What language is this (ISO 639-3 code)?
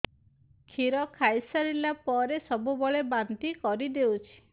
ori